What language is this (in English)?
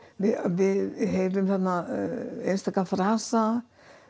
Icelandic